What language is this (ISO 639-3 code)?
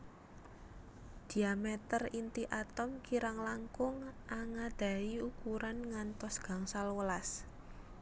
jav